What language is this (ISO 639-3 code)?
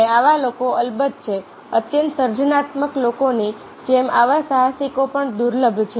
guj